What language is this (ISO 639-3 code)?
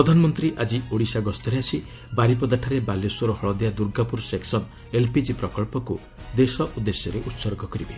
ori